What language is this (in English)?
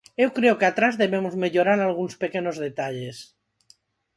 Galician